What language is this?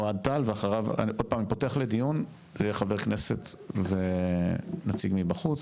Hebrew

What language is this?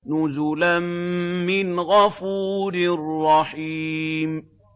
Arabic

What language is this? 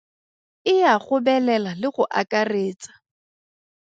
Tswana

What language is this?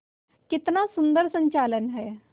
Hindi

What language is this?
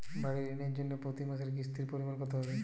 Bangla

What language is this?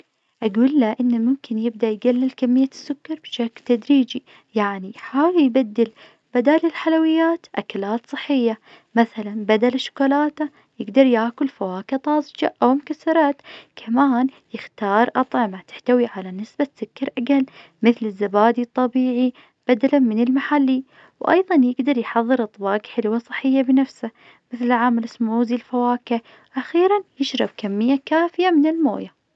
Najdi Arabic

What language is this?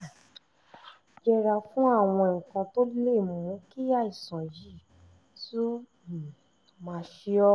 Yoruba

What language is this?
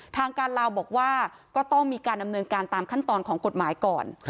Thai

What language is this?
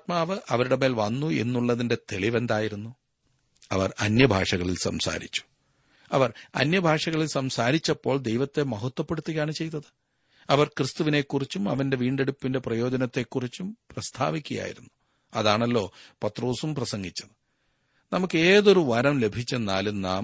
Malayalam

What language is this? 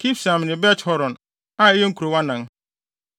Akan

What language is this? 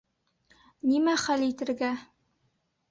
Bashkir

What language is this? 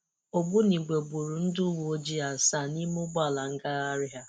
Igbo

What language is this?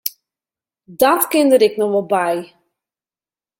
Western Frisian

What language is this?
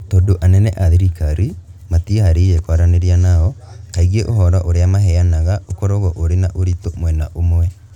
Kikuyu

